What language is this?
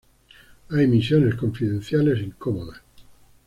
Spanish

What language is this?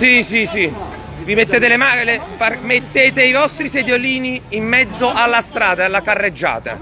Italian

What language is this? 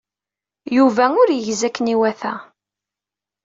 Kabyle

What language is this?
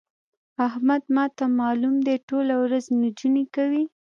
Pashto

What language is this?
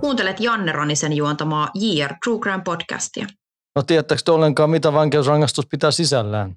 Finnish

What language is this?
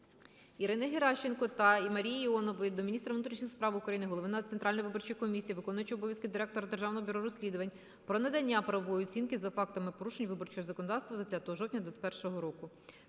Ukrainian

